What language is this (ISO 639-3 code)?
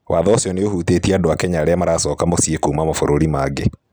kik